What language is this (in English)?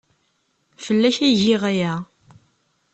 Kabyle